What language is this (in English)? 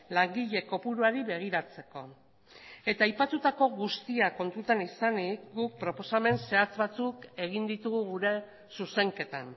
Basque